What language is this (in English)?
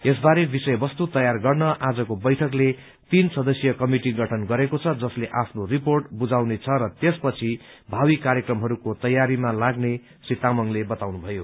Nepali